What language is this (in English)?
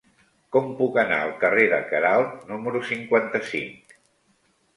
Catalan